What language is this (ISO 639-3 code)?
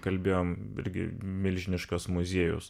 lit